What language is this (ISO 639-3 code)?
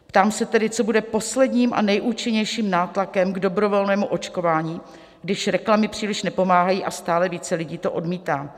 ces